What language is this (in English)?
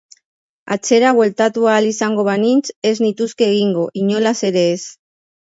Basque